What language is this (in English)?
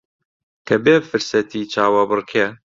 Central Kurdish